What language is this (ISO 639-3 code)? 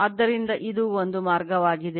kan